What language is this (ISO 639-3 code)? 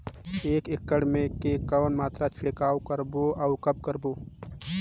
hne